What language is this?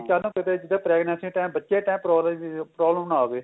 Punjabi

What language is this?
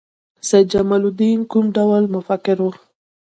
Pashto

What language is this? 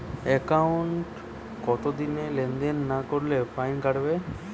Bangla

